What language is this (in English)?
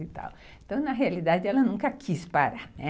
Portuguese